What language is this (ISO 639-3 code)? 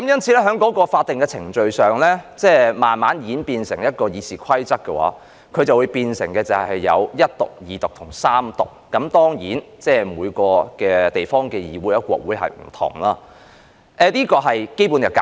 yue